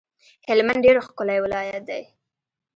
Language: Pashto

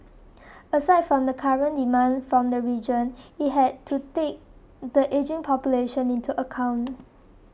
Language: English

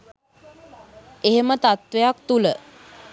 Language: Sinhala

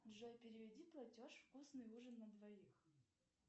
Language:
Russian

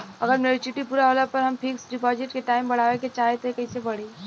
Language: Bhojpuri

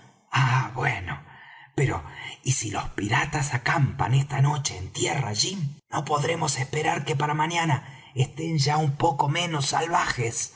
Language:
Spanish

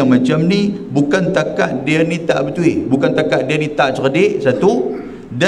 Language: Malay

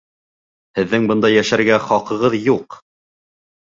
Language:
Bashkir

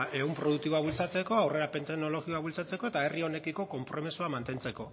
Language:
Basque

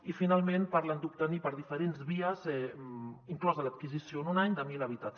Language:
Catalan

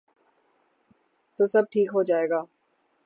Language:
Urdu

